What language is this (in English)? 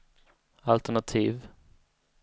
Swedish